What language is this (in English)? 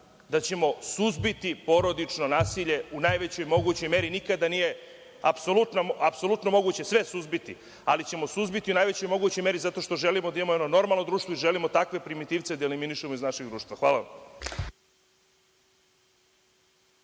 Serbian